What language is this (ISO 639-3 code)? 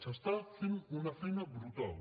cat